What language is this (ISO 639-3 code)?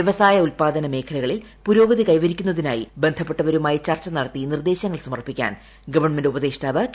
mal